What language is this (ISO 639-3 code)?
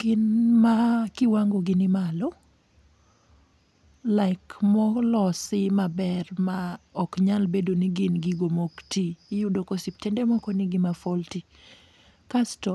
luo